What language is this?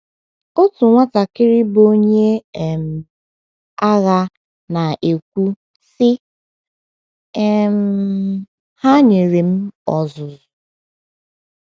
Igbo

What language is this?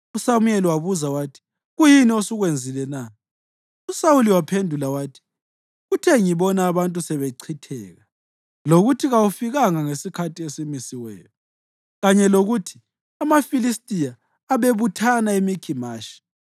North Ndebele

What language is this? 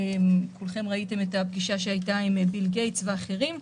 Hebrew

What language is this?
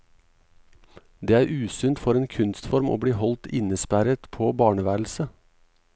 Norwegian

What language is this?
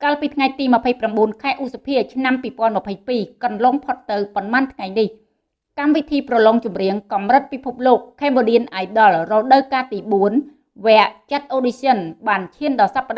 Vietnamese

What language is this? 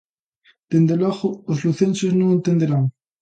Galician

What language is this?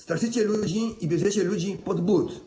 Polish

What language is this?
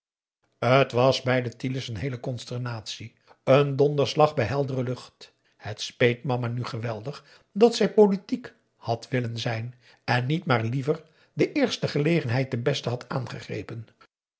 Dutch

